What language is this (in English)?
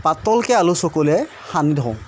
Assamese